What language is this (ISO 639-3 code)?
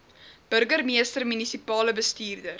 afr